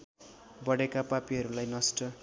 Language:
Nepali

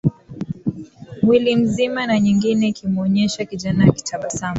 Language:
Swahili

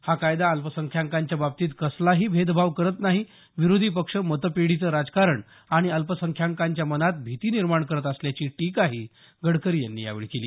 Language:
Marathi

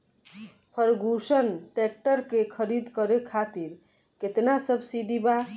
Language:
Bhojpuri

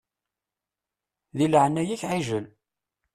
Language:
Kabyle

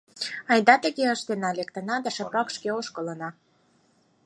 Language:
Mari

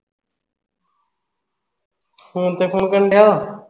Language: Punjabi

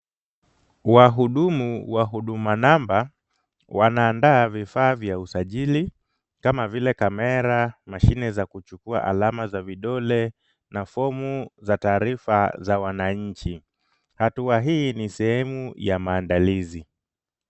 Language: Swahili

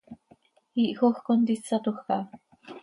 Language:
Seri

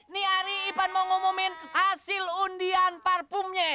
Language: Indonesian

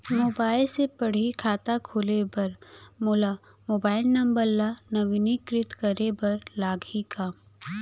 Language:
Chhattisgarhi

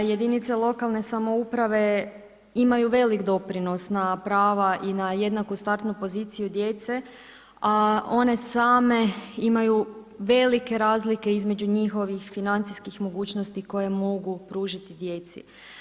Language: Croatian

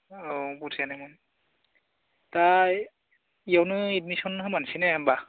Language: Bodo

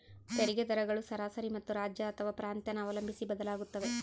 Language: Kannada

